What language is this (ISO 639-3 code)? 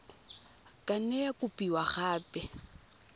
tsn